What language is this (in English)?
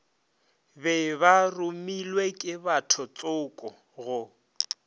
Northern Sotho